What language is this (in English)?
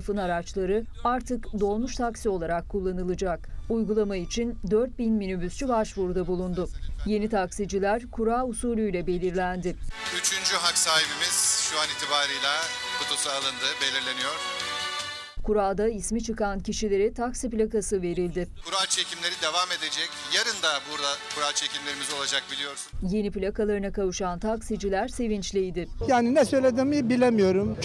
Turkish